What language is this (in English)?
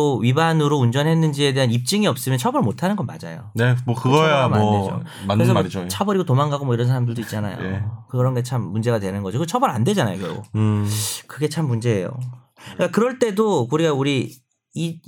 Korean